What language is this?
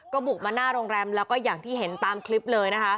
Thai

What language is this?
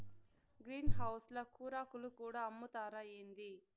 Telugu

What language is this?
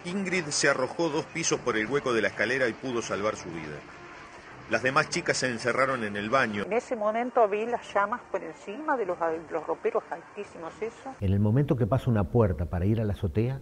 Spanish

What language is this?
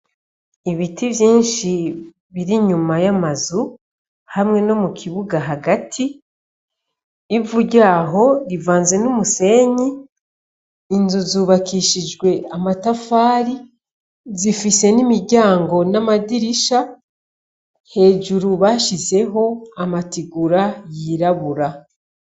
Rundi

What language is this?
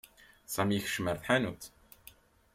Kabyle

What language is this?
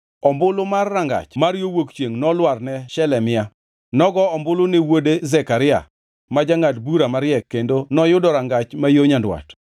Luo (Kenya and Tanzania)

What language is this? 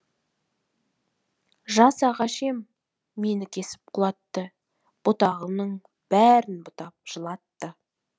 Kazakh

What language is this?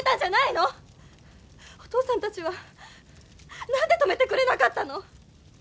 Japanese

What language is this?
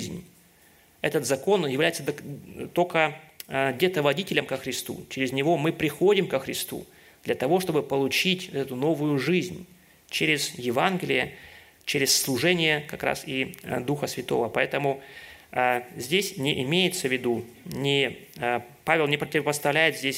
Russian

